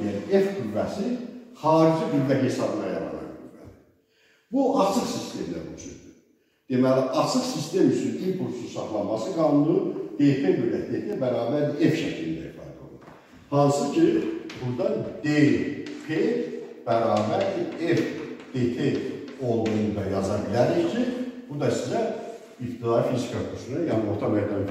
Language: Turkish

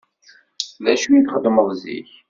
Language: Kabyle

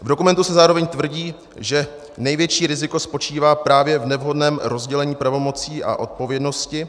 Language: Czech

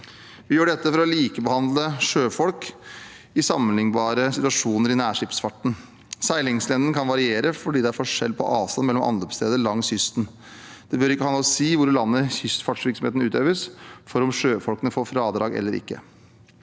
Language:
Norwegian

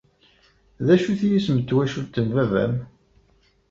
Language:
Kabyle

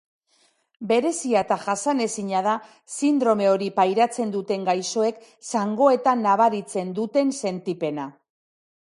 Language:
Basque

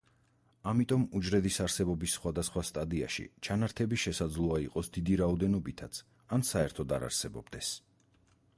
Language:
Georgian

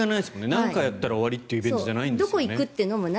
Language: Japanese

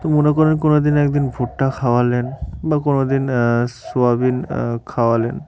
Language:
Bangla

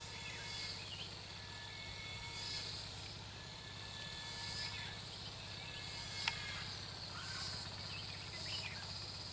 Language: Vietnamese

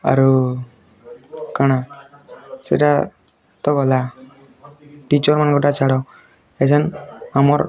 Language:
Odia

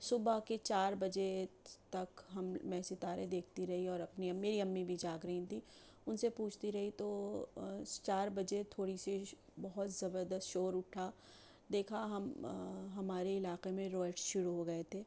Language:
Urdu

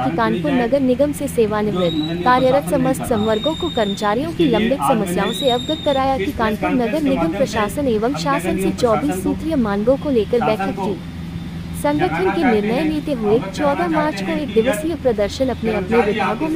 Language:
Hindi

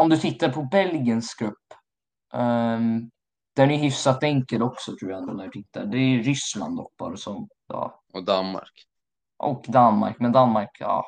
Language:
Swedish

